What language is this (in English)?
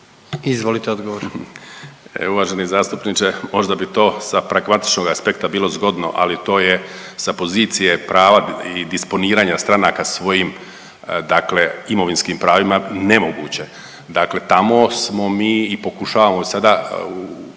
Croatian